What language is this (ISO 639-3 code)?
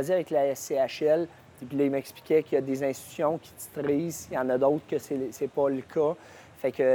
fra